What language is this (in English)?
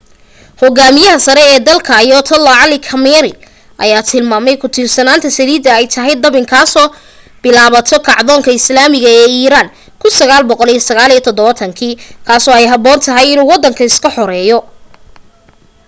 Somali